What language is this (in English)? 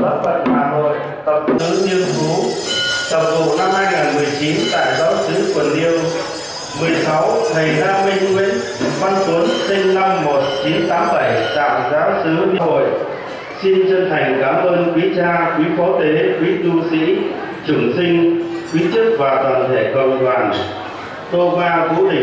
Vietnamese